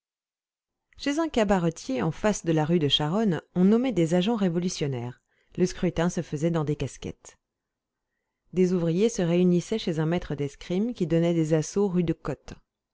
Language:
French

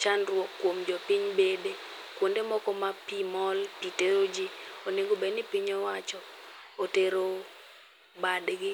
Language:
Luo (Kenya and Tanzania)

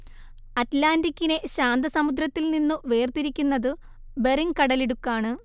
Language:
Malayalam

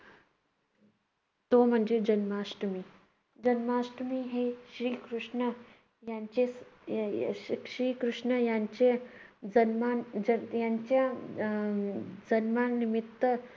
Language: Marathi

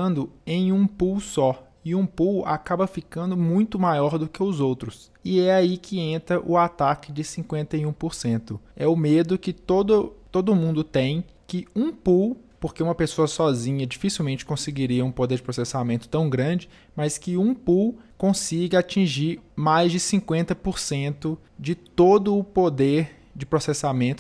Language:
Portuguese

